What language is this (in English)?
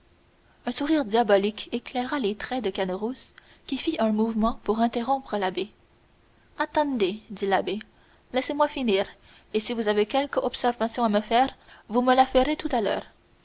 French